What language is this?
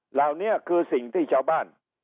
Thai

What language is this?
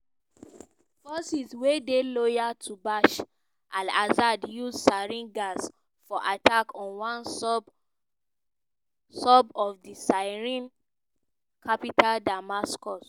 Nigerian Pidgin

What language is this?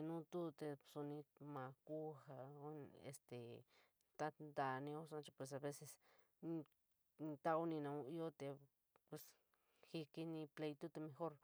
San Miguel El Grande Mixtec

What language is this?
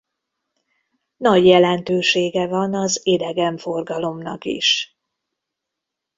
Hungarian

